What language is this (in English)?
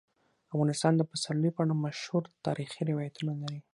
Pashto